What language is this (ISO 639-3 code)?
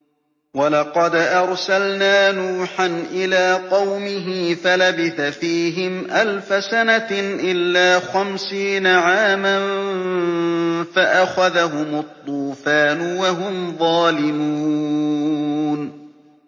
ara